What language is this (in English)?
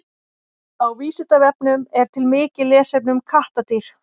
Icelandic